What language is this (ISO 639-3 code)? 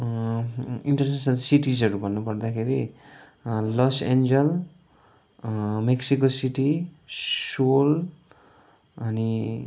nep